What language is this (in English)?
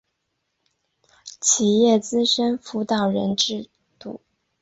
Chinese